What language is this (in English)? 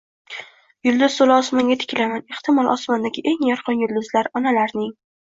Uzbek